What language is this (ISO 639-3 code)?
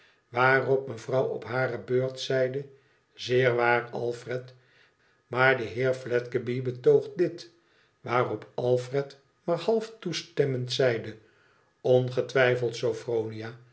nld